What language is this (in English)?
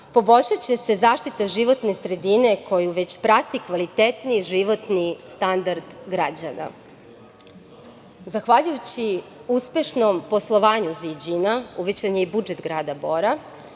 Serbian